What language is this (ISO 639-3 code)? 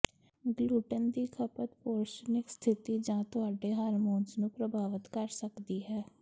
pan